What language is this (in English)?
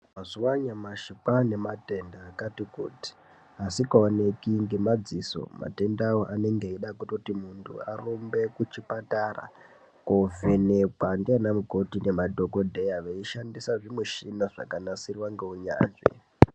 Ndau